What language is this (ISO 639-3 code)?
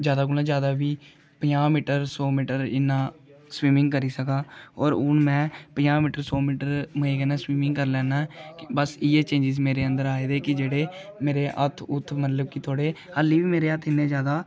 doi